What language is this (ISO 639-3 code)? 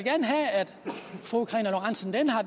dan